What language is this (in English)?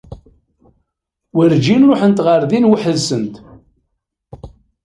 Kabyle